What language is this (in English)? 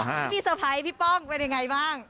Thai